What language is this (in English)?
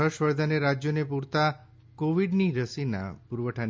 Gujarati